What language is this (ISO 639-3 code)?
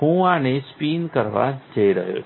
guj